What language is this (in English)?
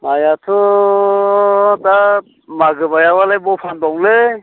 Bodo